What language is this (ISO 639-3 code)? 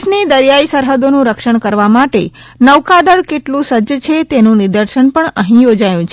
guj